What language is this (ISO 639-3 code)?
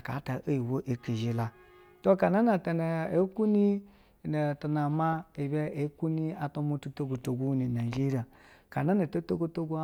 bzw